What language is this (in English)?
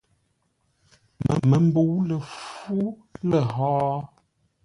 Ngombale